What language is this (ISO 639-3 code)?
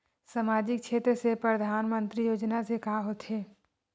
hne